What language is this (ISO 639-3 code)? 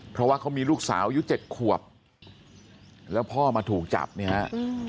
tha